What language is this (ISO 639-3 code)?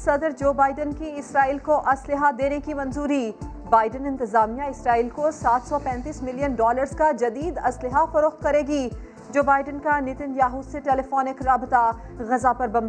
urd